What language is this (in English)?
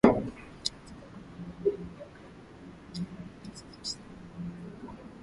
Swahili